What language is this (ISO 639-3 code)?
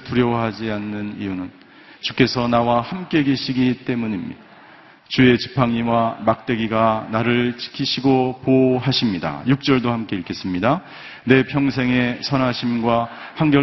kor